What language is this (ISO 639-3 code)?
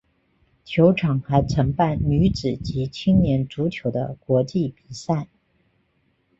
zho